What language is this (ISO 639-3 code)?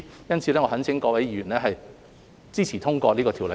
yue